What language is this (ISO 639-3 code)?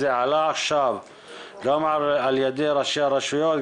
heb